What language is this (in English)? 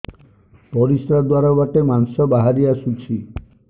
Odia